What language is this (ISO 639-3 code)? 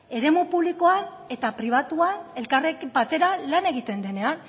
eus